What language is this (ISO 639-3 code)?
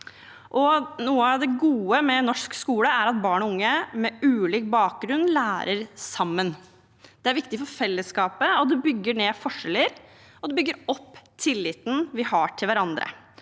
nor